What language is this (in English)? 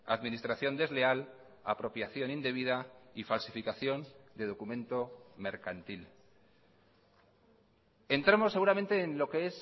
Spanish